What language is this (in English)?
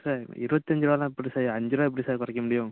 Tamil